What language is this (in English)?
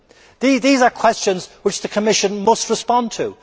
English